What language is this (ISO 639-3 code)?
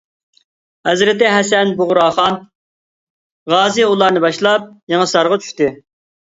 uig